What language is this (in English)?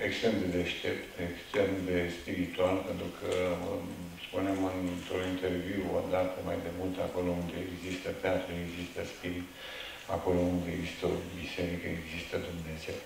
Romanian